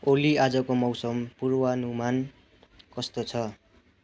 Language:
Nepali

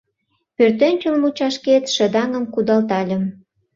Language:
Mari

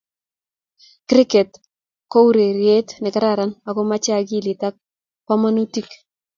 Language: Kalenjin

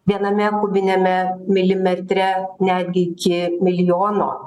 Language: Lithuanian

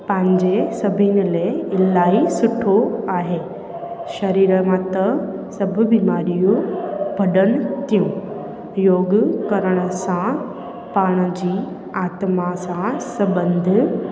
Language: Sindhi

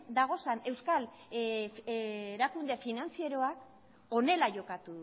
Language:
Basque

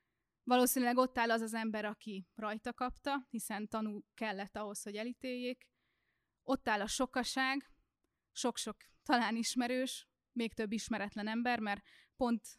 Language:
Hungarian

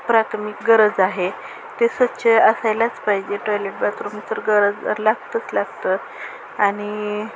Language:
Marathi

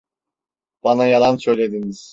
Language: Turkish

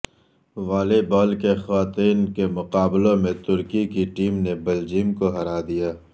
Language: Urdu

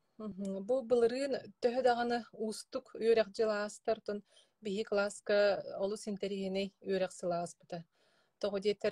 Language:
Dutch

